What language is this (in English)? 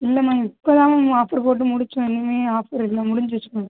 Tamil